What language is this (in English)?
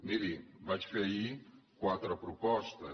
Catalan